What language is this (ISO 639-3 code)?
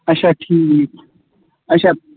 kas